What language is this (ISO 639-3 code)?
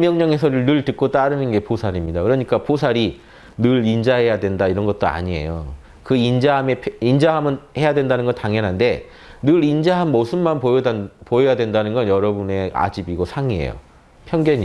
kor